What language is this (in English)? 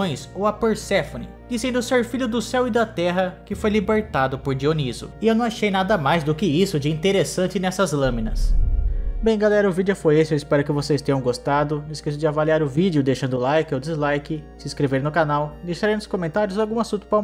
Portuguese